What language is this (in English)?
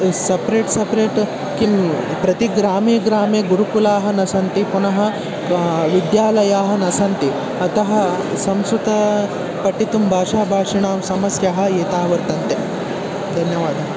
Sanskrit